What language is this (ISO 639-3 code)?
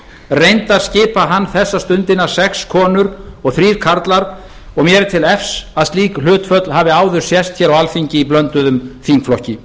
isl